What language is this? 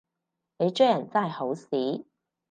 Cantonese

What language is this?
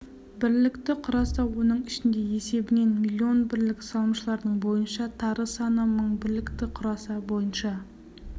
Kazakh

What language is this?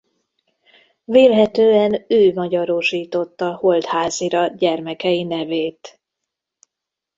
Hungarian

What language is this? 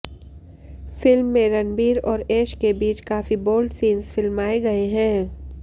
Hindi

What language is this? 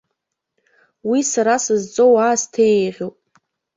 Abkhazian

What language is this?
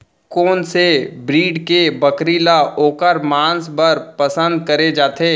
Chhattisgarhi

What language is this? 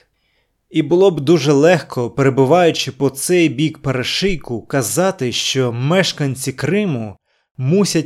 Ukrainian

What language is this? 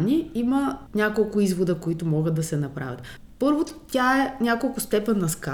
Bulgarian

